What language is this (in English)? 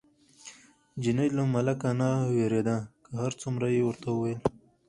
Pashto